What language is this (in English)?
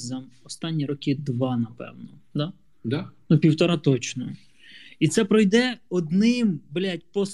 Ukrainian